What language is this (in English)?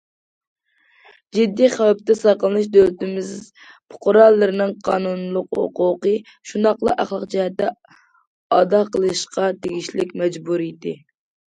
Uyghur